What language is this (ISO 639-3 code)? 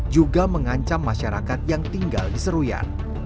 ind